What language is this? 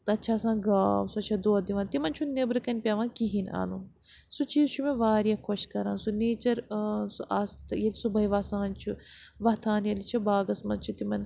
Kashmiri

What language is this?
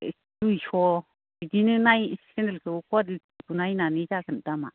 Bodo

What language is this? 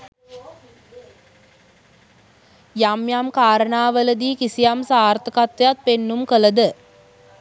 Sinhala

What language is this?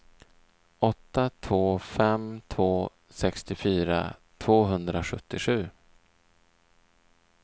Swedish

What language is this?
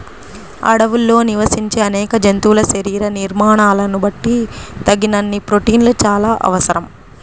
Telugu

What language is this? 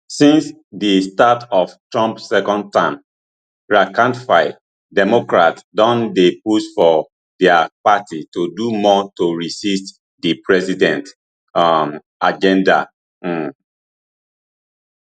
Nigerian Pidgin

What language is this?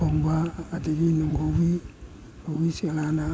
Manipuri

